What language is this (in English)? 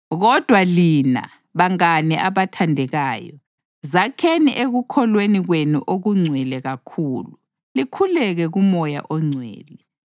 North Ndebele